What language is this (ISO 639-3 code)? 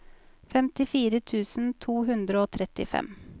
nor